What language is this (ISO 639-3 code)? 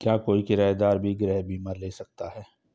hin